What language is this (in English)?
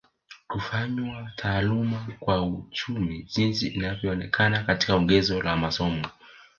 Swahili